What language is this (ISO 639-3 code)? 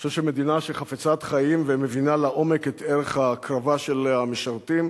heb